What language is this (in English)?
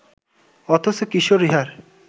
Bangla